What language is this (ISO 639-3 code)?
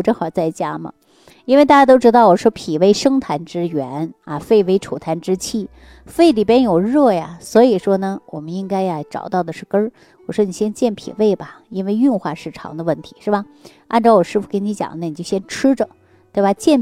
zho